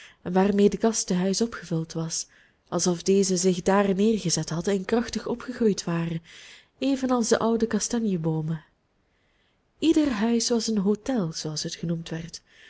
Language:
Dutch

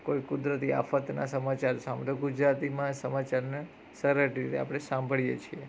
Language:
Gujarati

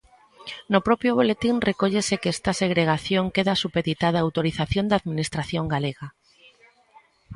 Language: Galician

